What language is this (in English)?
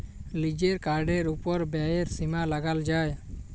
Bangla